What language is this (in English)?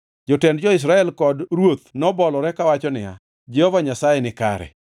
Luo (Kenya and Tanzania)